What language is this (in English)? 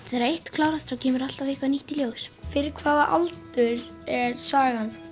Icelandic